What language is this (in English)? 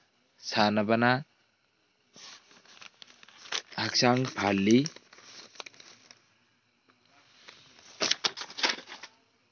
Manipuri